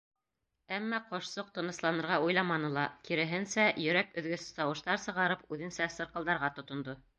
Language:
Bashkir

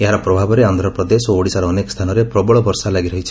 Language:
Odia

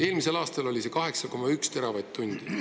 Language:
Estonian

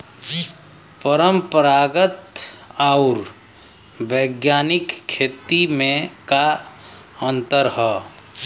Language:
Bhojpuri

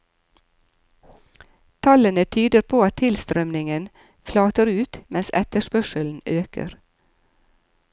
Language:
Norwegian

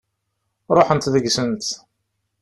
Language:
Kabyle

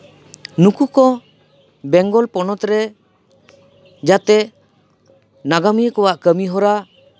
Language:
Santali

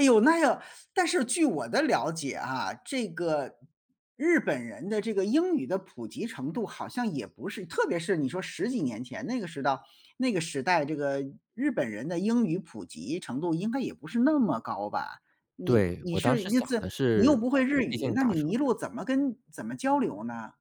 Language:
Chinese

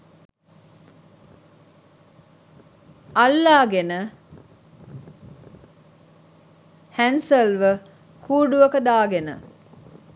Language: Sinhala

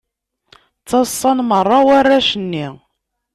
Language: Kabyle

